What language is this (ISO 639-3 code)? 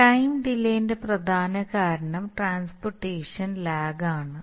mal